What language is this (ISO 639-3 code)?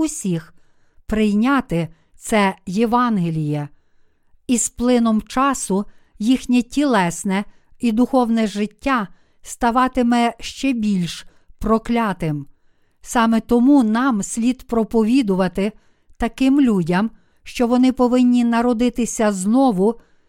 ukr